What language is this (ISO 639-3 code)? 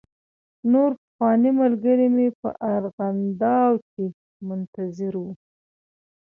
pus